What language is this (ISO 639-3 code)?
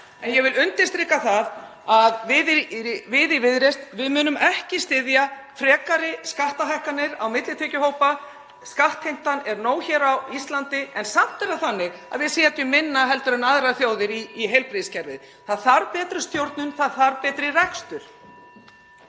isl